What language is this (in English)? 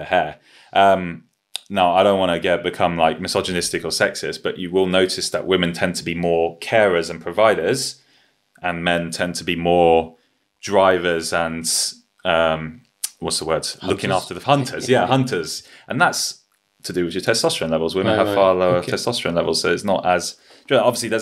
English